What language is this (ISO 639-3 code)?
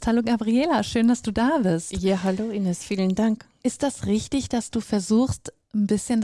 deu